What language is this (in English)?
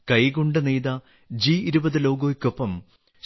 Malayalam